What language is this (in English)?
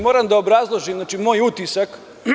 Serbian